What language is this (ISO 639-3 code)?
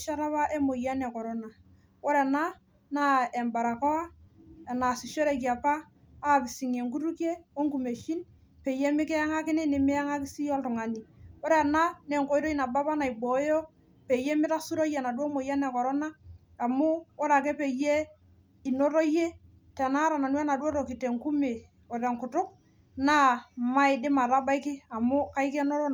mas